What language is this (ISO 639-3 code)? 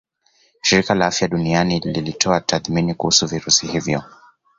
swa